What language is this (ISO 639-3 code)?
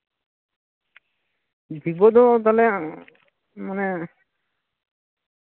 sat